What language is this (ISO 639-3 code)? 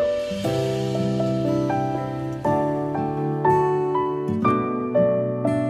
vie